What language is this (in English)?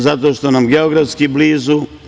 Serbian